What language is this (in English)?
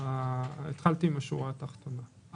Hebrew